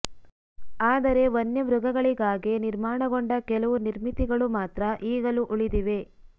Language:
Kannada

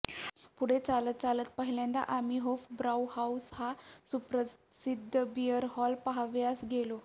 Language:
Marathi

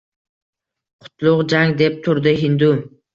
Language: Uzbek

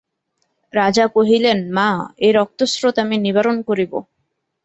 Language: Bangla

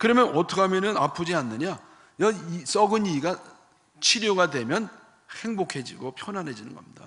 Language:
Korean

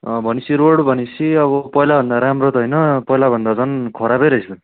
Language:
Nepali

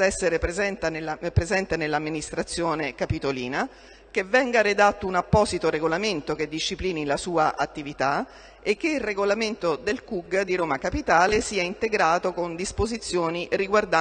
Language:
Italian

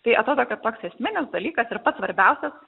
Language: Lithuanian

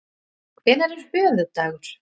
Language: Icelandic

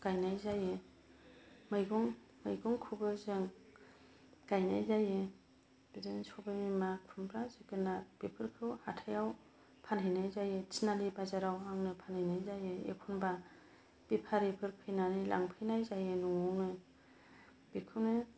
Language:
Bodo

